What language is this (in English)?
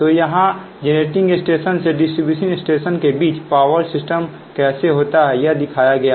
Hindi